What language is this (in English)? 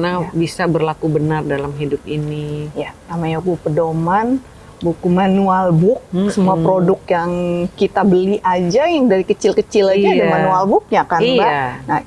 Indonesian